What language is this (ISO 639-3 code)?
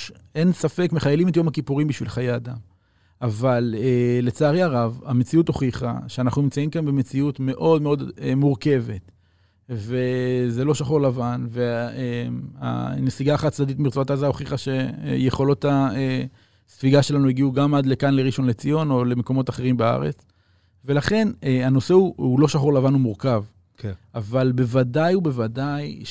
heb